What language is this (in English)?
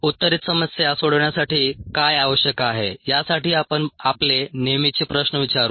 Marathi